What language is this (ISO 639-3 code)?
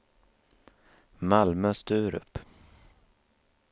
swe